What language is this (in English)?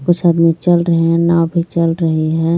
Hindi